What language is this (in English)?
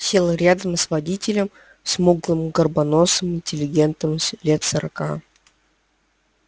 Russian